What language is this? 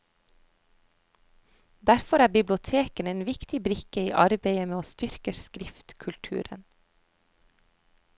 Norwegian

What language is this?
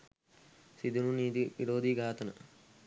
Sinhala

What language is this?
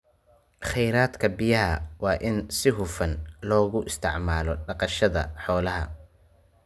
Somali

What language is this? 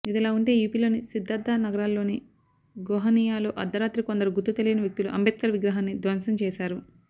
Telugu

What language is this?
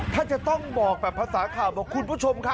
Thai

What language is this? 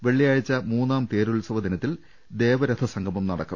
Malayalam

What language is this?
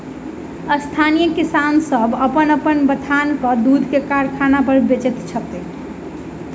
Maithili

